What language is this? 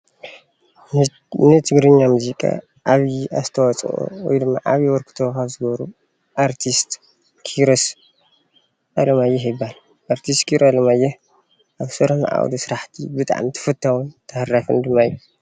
Tigrinya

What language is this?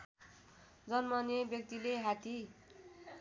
Nepali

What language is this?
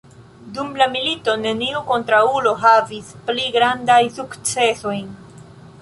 Esperanto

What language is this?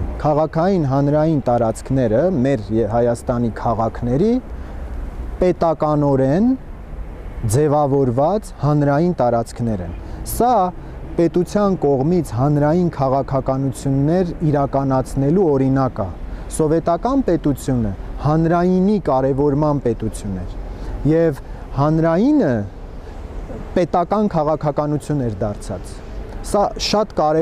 Romanian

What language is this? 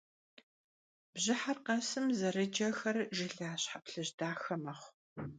Kabardian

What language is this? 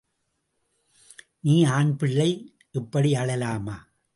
Tamil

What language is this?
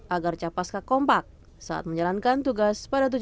Indonesian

